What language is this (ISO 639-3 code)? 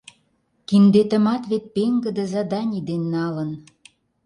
chm